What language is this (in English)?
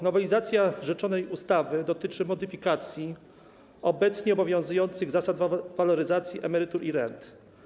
Polish